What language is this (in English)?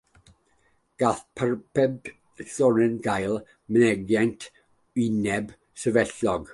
Welsh